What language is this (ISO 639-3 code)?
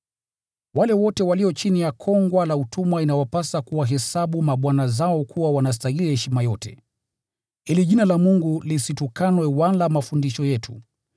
swa